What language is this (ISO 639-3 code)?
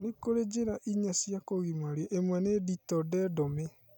kik